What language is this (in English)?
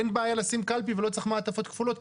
Hebrew